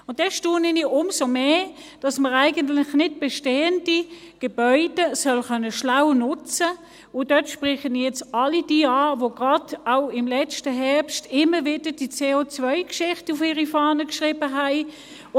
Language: Swiss German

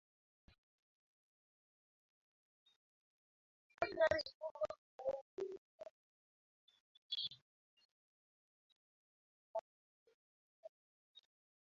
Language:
Kalenjin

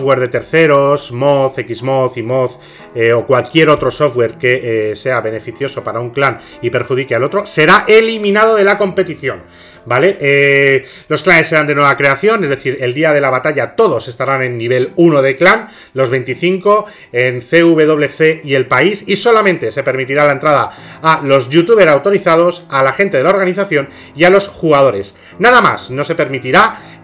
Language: Spanish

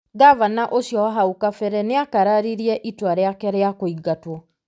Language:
Kikuyu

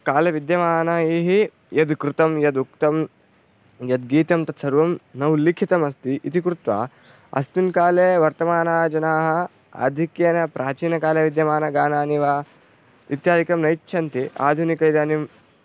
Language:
Sanskrit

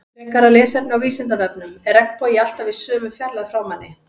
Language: Icelandic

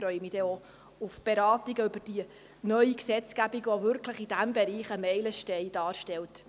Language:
Swiss German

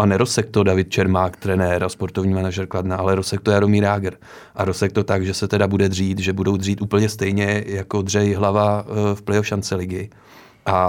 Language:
Czech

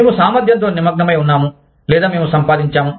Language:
Telugu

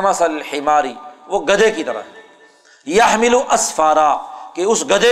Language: Urdu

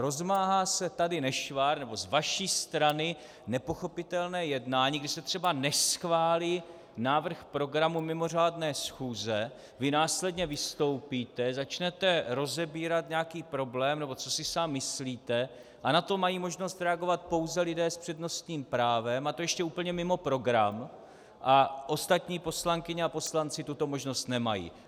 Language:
Czech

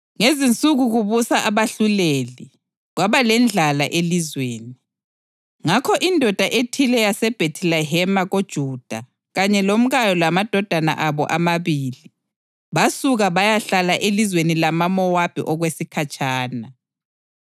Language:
North Ndebele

